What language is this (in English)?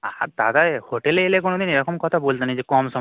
Bangla